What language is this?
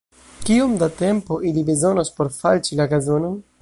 Esperanto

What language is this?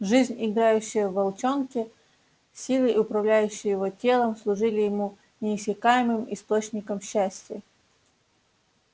Russian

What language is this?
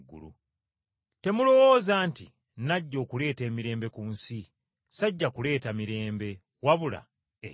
Ganda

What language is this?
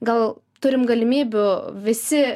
Lithuanian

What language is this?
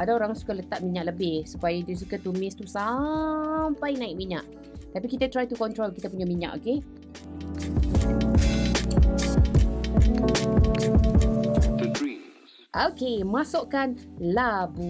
Malay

